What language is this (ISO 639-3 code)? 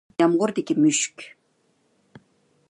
uig